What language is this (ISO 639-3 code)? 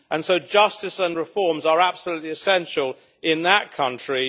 eng